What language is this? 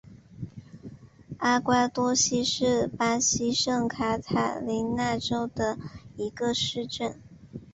Chinese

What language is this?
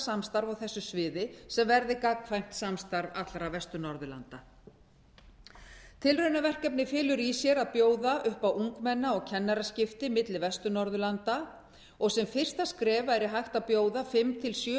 Icelandic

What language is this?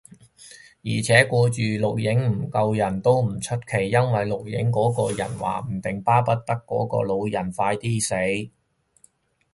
Cantonese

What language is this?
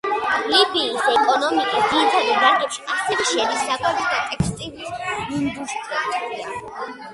Georgian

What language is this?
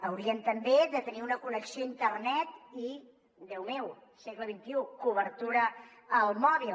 Catalan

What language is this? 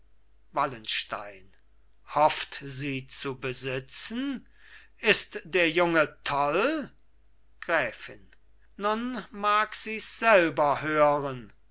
German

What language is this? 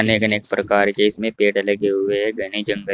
Hindi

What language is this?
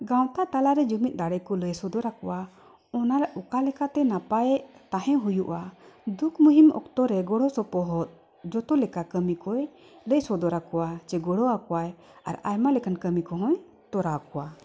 Santali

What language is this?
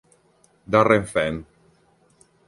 Italian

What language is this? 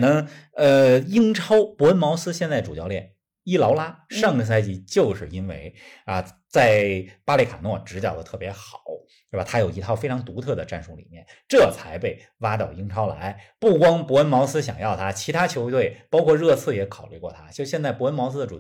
Chinese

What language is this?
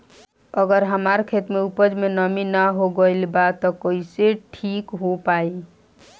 Bhojpuri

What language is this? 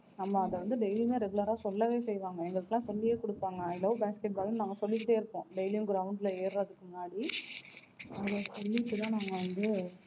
Tamil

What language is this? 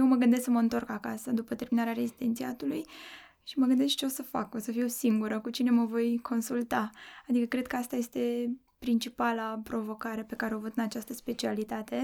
Romanian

